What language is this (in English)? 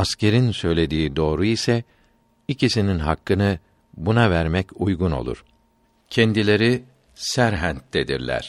Turkish